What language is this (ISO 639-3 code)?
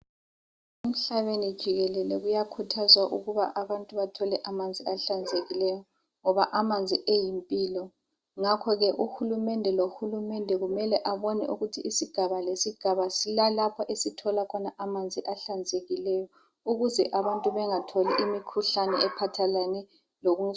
nde